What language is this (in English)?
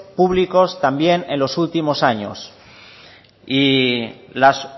Spanish